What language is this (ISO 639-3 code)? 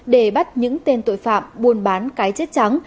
vie